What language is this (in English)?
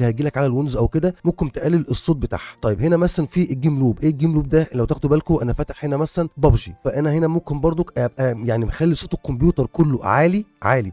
Arabic